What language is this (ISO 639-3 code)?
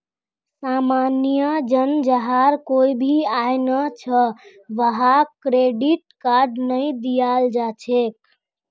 mag